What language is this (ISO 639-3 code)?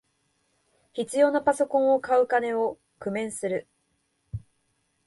jpn